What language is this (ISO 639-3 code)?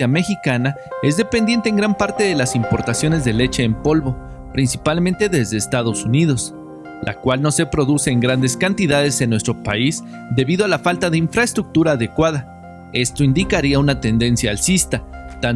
spa